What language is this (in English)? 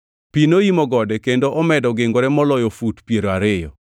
Luo (Kenya and Tanzania)